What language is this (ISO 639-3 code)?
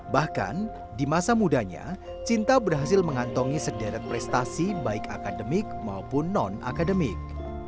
ind